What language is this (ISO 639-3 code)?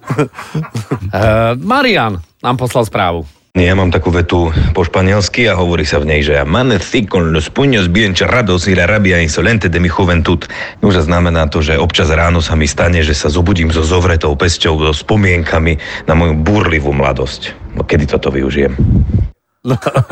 slk